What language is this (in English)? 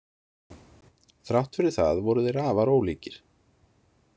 Icelandic